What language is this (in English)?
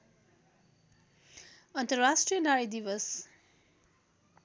Nepali